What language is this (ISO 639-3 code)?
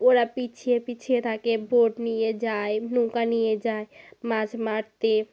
ben